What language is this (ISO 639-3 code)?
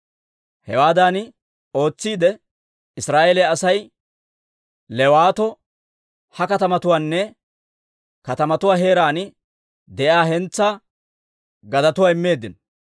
dwr